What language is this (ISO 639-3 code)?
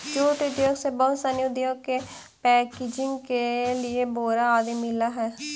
mag